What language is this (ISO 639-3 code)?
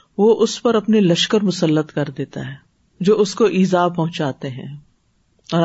urd